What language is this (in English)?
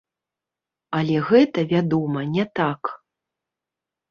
Belarusian